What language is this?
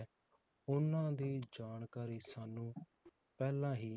Punjabi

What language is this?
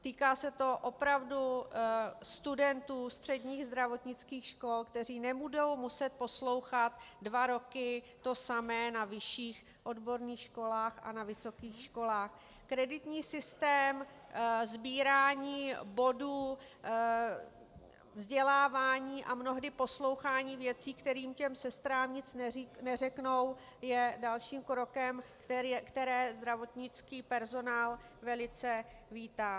Czech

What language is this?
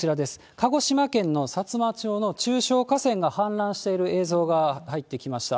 Japanese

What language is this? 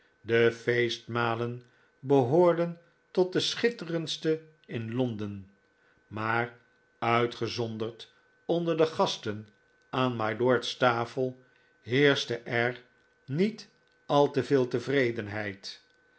Dutch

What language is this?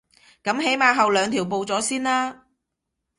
Cantonese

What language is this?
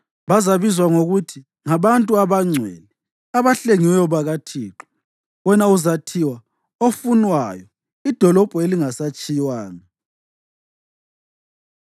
North Ndebele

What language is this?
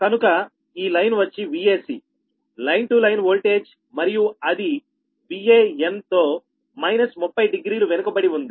Telugu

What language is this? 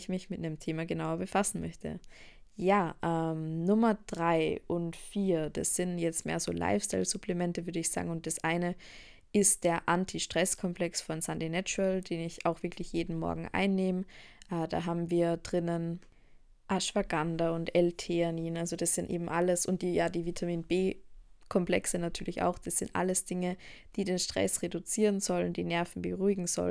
German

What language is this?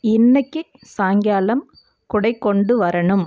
Tamil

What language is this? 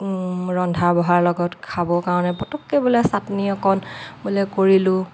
Assamese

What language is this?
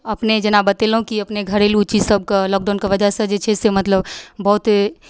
Maithili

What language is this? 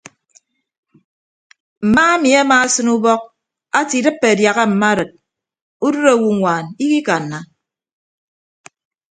Ibibio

